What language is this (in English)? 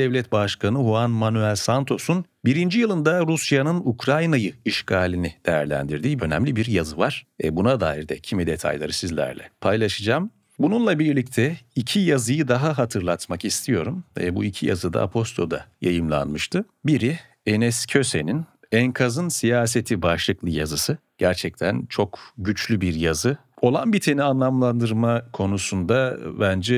Turkish